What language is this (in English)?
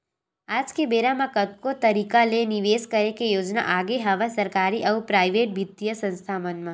Chhattisgarhi